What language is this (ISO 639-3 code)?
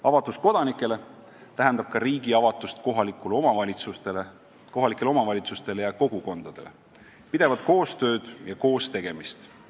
est